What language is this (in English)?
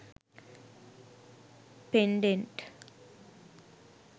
Sinhala